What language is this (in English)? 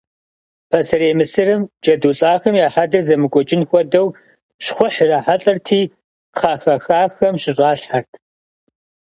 Kabardian